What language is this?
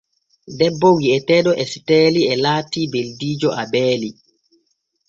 Borgu Fulfulde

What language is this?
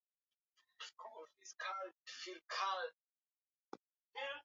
Swahili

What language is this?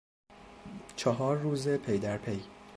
Persian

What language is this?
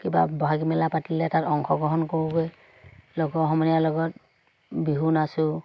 Assamese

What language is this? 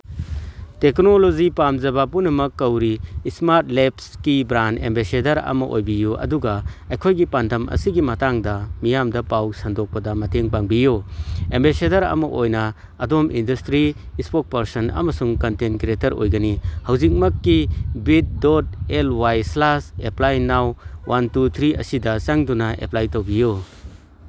Manipuri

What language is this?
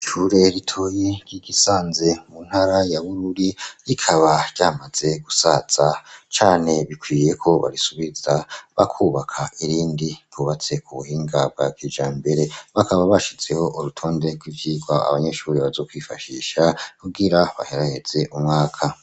Rundi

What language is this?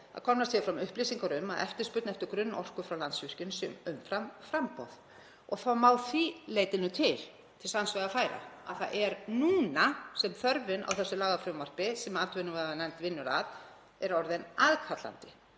Icelandic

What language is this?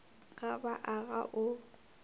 Northern Sotho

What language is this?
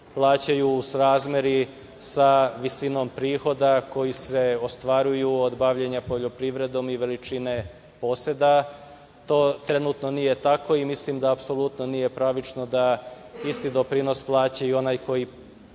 Serbian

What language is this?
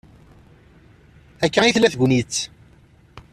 Kabyle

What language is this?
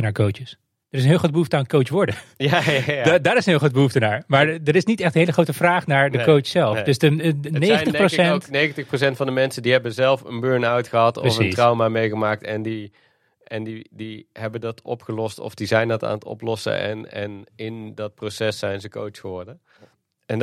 Dutch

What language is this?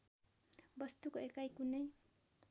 Nepali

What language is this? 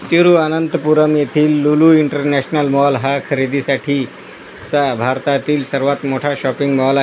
Marathi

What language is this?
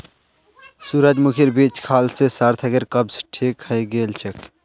Magahi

